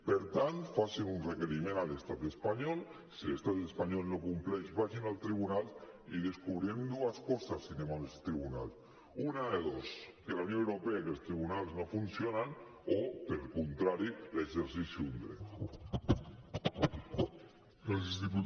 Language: Catalan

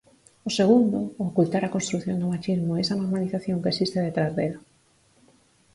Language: Galician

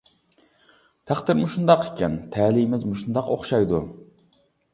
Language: Uyghur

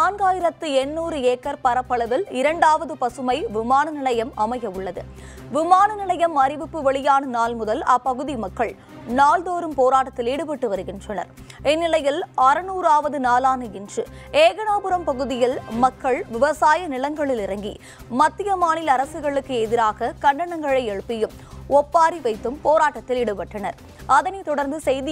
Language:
Tamil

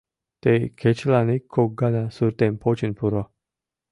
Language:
Mari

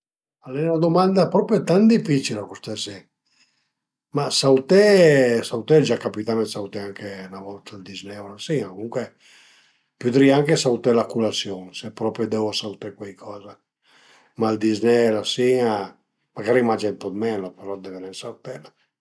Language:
Piedmontese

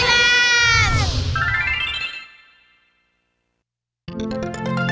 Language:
Thai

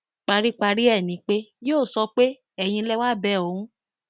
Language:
Yoruba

